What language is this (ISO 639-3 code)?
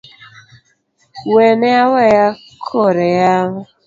luo